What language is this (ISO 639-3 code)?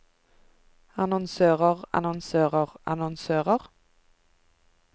nor